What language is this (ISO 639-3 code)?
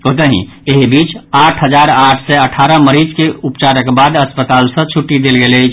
mai